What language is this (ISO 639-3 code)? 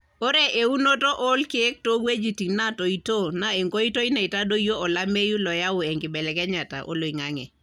mas